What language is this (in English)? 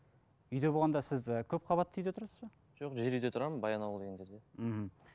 Kazakh